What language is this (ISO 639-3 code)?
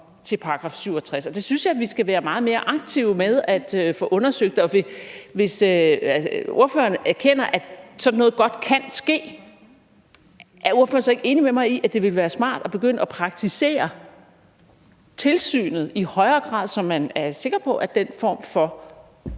dan